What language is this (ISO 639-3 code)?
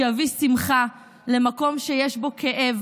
heb